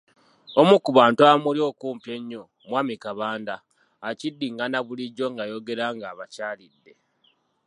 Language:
Ganda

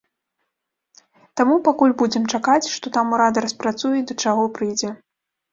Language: Belarusian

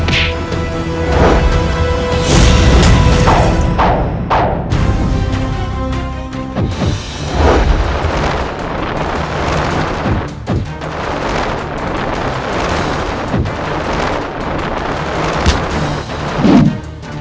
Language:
Indonesian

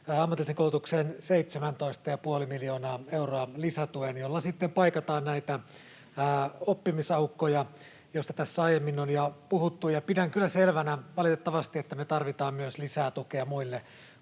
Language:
Finnish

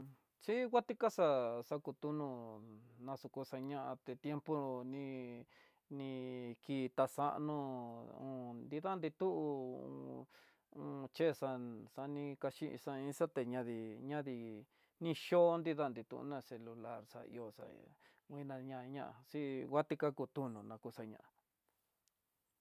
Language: Tidaá Mixtec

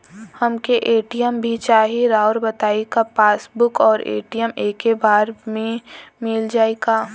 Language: Bhojpuri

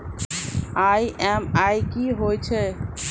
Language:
Maithili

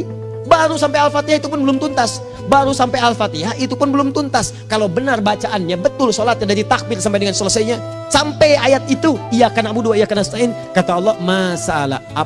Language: Indonesian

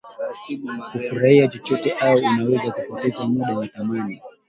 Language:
Swahili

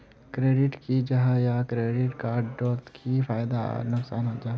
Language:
Magahi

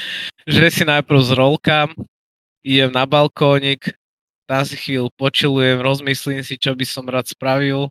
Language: Slovak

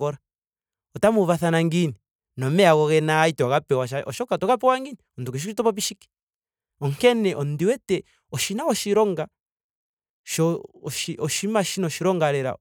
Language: Ndonga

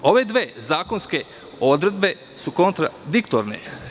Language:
Serbian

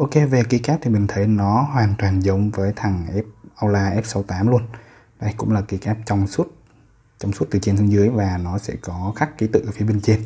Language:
Vietnamese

